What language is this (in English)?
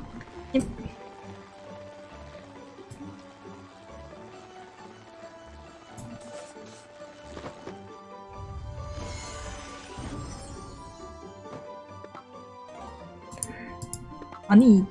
Korean